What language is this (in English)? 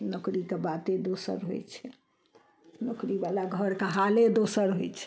Maithili